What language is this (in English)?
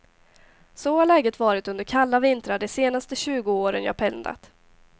Swedish